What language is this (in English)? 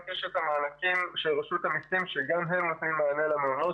Hebrew